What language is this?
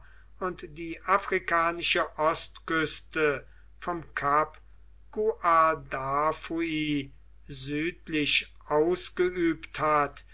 German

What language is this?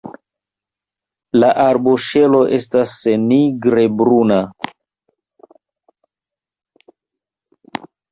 Esperanto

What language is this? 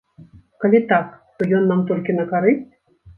Belarusian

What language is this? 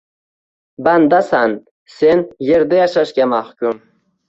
Uzbek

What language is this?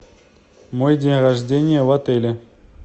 Russian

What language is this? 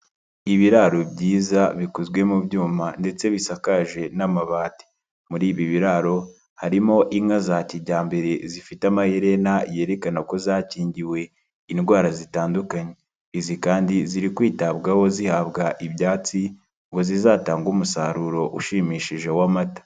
Kinyarwanda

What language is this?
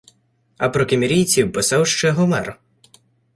Ukrainian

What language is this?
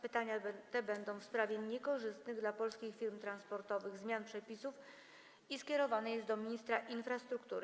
Polish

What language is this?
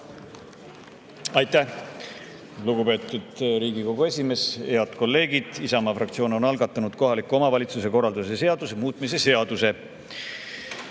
Estonian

